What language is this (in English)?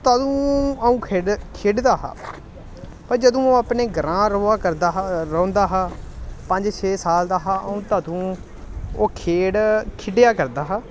Dogri